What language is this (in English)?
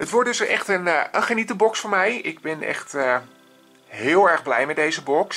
Dutch